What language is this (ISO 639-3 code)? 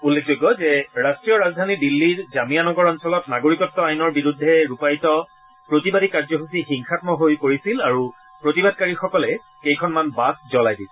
asm